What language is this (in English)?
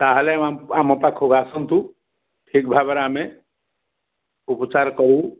Odia